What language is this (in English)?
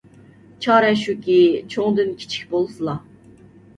Uyghur